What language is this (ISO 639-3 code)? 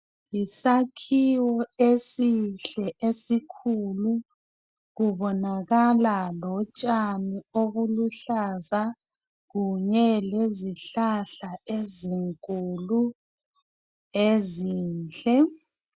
nde